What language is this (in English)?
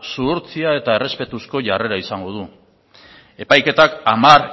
Basque